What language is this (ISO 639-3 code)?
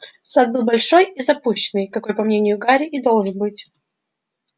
rus